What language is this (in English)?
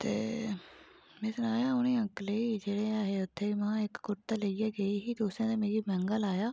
Dogri